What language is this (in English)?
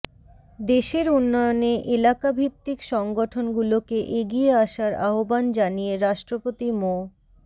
Bangla